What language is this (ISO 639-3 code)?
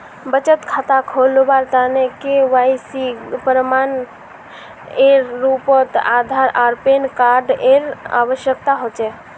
mag